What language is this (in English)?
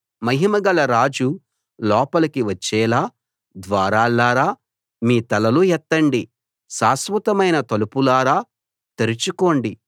Telugu